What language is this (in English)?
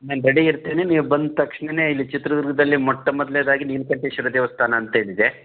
Kannada